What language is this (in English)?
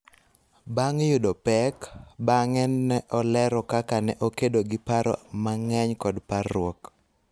Luo (Kenya and Tanzania)